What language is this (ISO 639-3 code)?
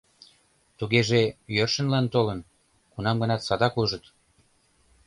chm